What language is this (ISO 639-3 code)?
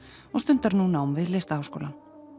isl